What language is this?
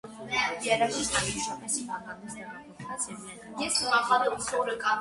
Armenian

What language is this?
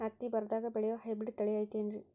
Kannada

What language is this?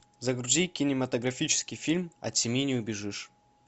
Russian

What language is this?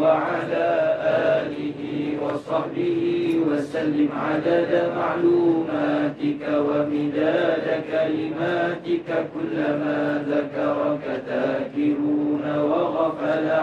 Malay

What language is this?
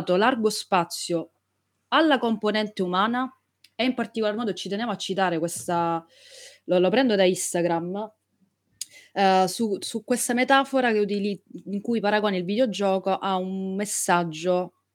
Italian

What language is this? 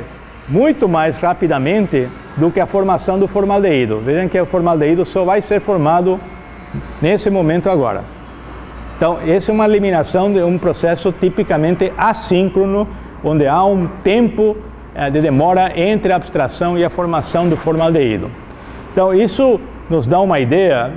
Portuguese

